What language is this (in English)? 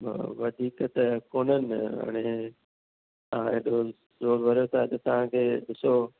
Sindhi